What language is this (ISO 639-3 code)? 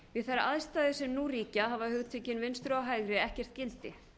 isl